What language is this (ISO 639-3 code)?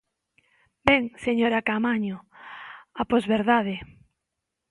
glg